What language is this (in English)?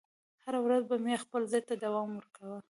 Pashto